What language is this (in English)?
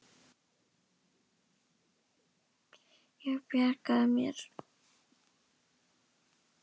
Icelandic